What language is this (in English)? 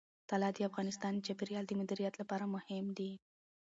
Pashto